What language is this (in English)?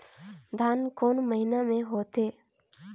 Chhattisgarhi